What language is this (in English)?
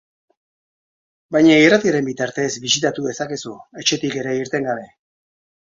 Basque